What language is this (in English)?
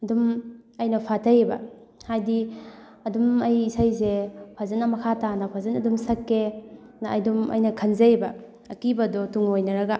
Manipuri